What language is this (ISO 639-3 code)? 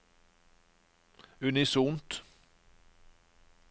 nor